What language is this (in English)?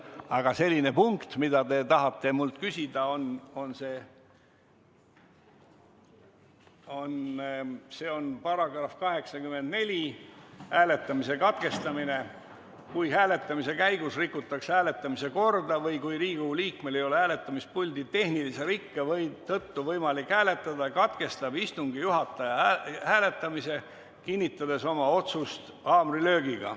Estonian